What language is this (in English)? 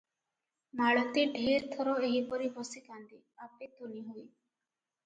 Odia